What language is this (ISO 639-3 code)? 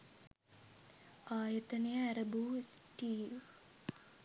sin